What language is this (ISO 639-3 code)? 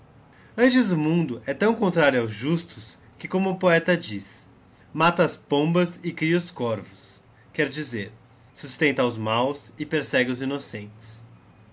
por